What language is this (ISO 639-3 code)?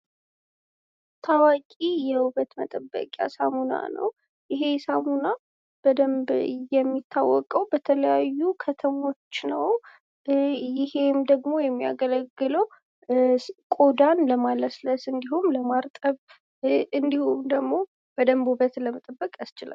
amh